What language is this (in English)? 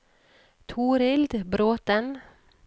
Norwegian